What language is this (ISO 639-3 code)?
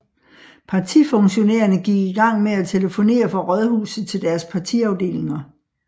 dan